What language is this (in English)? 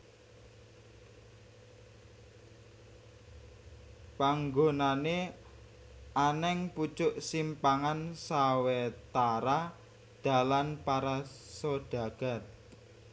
Javanese